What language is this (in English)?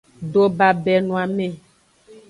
Aja (Benin)